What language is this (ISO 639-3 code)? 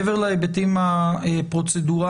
heb